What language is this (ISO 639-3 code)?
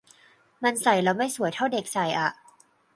tha